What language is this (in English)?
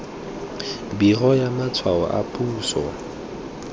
Tswana